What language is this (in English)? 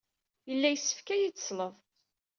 Kabyle